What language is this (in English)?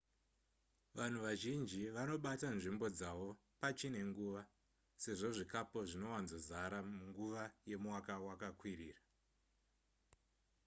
Shona